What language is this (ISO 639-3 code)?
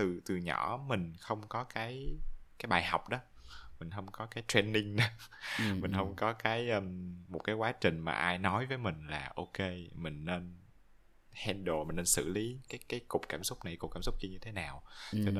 vie